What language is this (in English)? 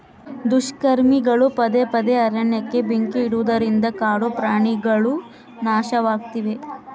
Kannada